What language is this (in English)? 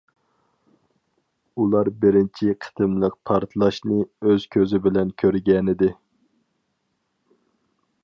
Uyghur